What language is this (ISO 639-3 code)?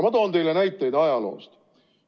est